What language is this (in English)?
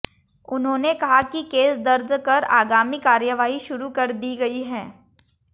Hindi